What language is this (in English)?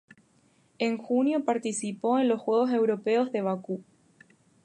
Spanish